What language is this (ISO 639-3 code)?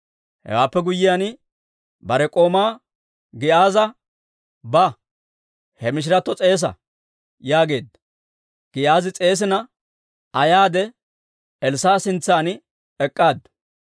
dwr